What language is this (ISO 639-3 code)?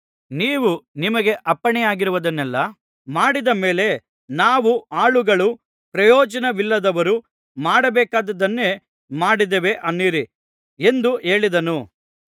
kan